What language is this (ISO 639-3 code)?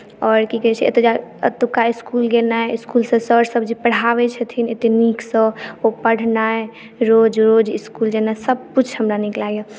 mai